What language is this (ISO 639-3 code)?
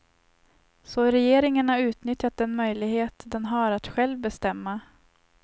swe